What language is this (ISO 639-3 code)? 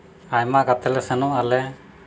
sat